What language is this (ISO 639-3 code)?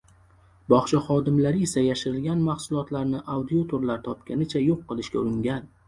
uzb